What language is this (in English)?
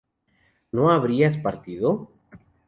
Spanish